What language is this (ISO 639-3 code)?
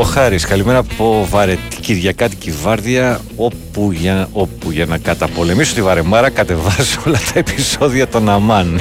ell